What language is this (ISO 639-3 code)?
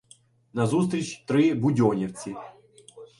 ukr